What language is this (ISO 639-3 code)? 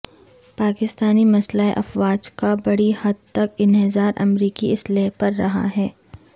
urd